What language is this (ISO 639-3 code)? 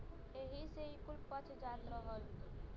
bho